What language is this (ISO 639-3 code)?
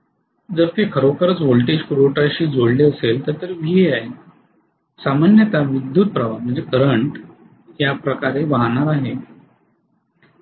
mar